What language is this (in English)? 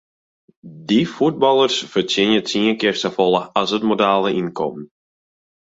Western Frisian